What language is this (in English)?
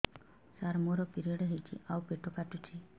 Odia